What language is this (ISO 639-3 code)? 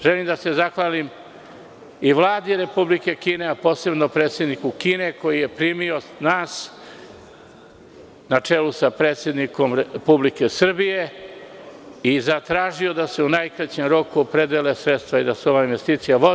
srp